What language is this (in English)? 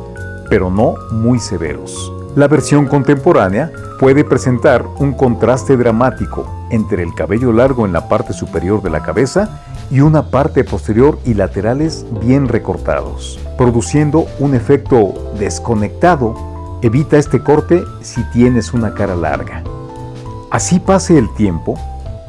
Spanish